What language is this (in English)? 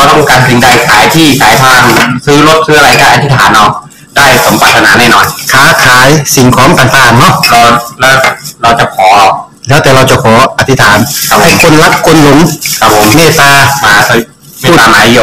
Thai